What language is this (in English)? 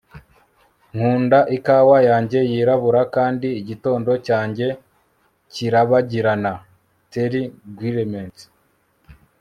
Kinyarwanda